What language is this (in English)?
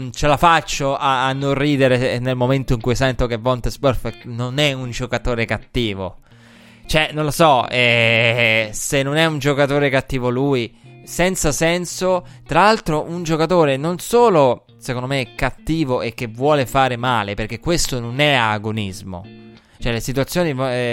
Italian